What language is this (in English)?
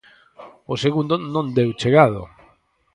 Galician